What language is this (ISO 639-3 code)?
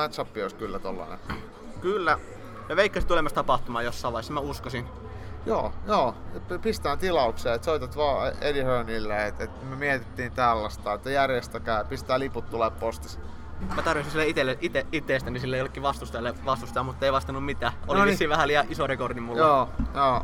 fin